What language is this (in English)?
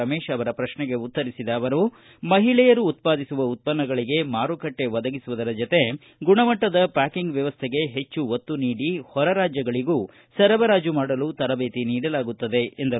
Kannada